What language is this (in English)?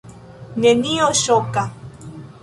Esperanto